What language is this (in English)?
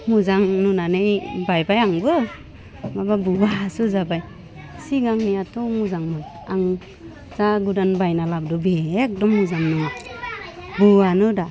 Bodo